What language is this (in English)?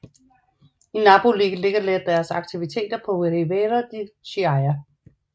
Danish